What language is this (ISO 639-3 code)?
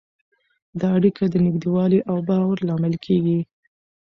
pus